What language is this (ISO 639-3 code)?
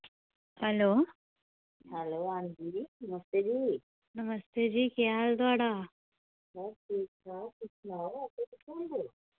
doi